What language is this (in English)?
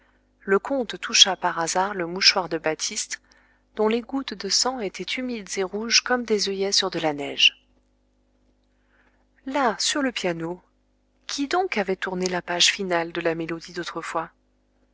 French